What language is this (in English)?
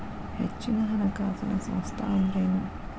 Kannada